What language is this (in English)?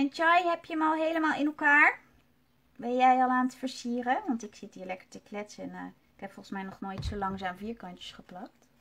Dutch